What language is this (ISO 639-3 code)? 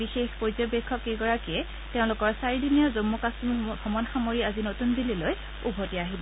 asm